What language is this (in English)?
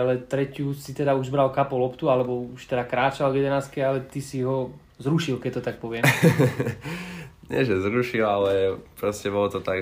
Slovak